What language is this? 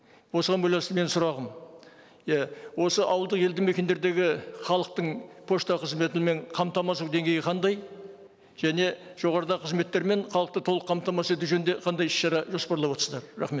Kazakh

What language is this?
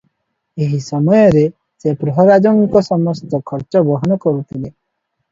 Odia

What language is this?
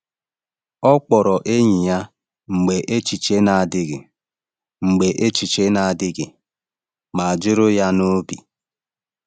Igbo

